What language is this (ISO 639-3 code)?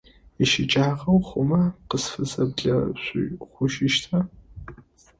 ady